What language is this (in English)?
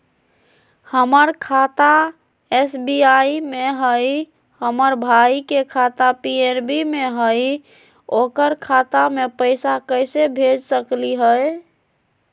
Magahi